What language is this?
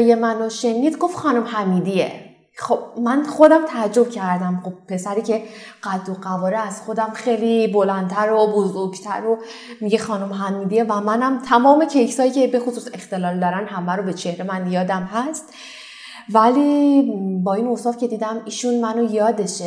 Persian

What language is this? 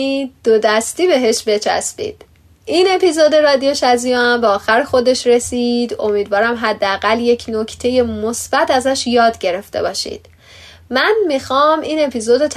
Persian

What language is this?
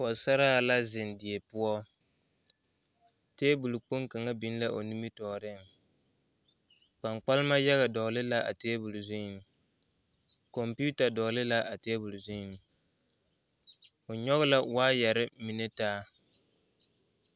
Southern Dagaare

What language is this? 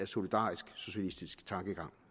Danish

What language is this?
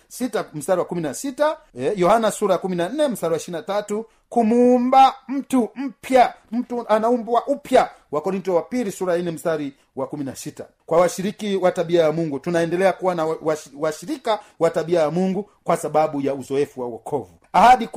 Swahili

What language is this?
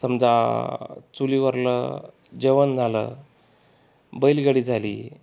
Marathi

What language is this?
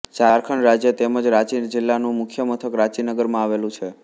Gujarati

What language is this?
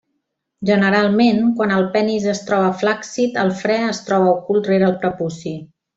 Catalan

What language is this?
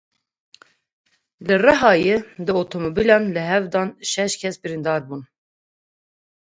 Kurdish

